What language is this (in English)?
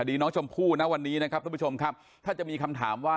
Thai